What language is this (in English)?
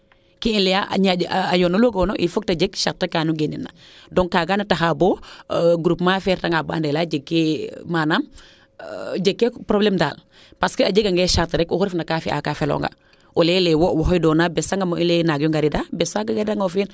Serer